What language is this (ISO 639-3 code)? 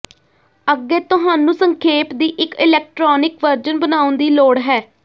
pan